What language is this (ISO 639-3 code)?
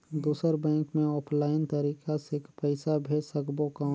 hne